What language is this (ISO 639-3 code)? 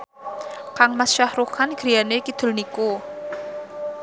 jav